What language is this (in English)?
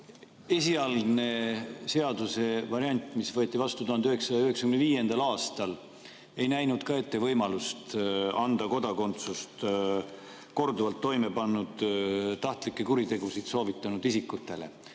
Estonian